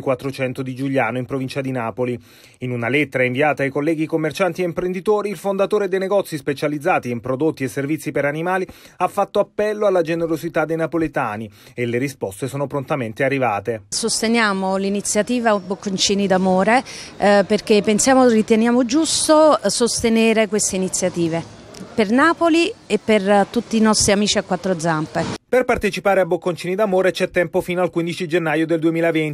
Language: Italian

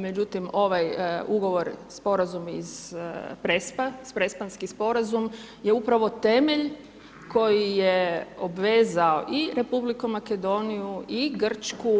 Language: Croatian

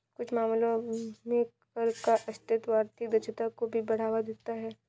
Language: Hindi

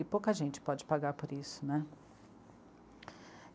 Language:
Portuguese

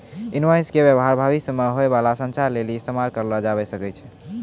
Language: Maithili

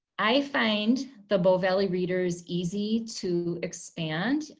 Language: English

